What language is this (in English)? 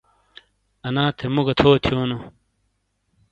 Shina